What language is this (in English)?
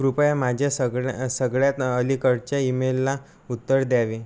Marathi